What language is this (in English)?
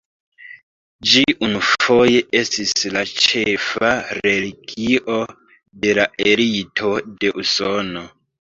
Esperanto